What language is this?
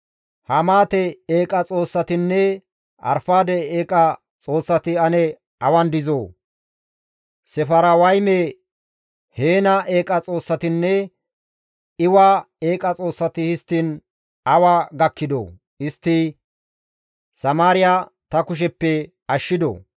Gamo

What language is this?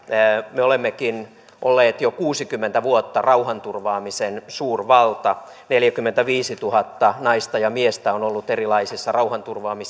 Finnish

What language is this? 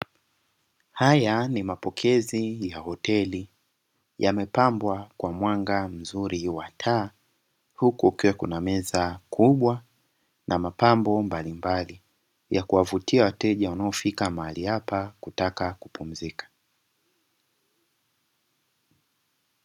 Swahili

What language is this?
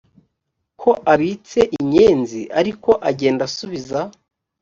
Kinyarwanda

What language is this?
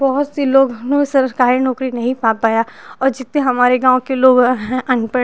Hindi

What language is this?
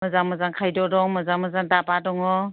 Bodo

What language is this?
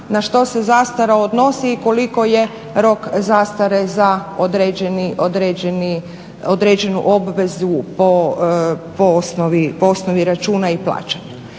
Croatian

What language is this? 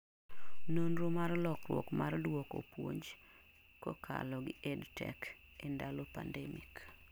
Luo (Kenya and Tanzania)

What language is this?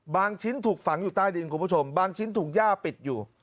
Thai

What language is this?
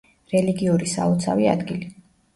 Georgian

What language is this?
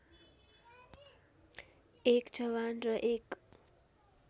Nepali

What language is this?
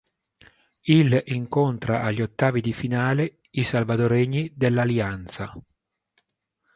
Italian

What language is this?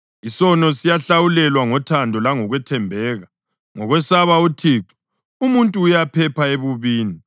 North Ndebele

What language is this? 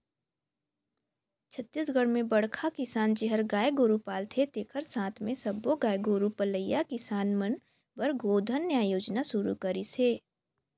Chhattisgarhi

